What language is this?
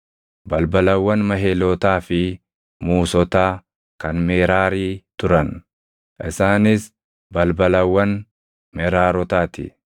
Oromo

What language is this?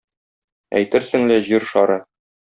Tatar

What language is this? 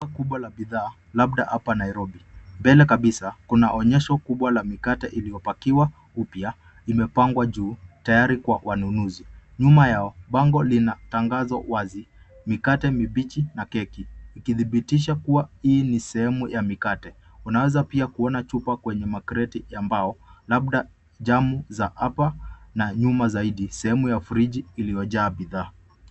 Swahili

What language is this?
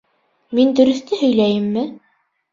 Bashkir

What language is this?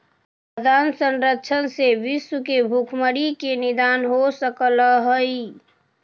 Magahi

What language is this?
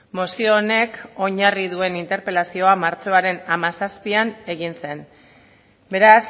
Basque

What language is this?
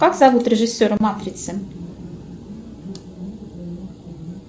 Russian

